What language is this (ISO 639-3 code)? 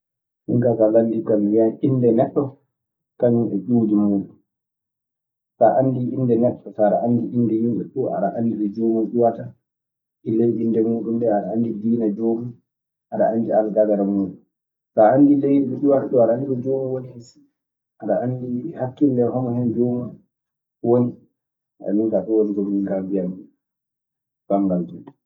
ffm